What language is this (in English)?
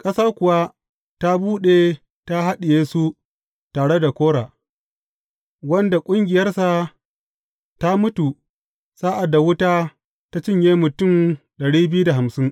Hausa